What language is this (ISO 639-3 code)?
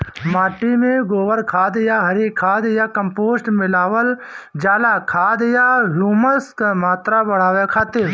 bho